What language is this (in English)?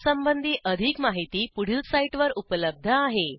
Marathi